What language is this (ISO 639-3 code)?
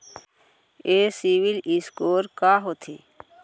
hne